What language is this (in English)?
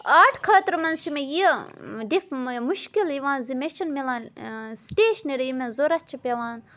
Kashmiri